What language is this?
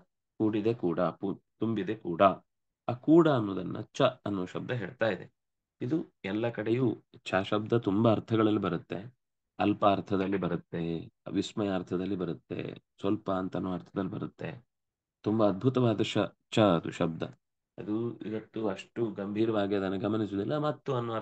Kannada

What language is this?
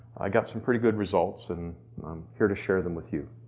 English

